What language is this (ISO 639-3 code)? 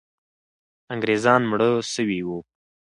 pus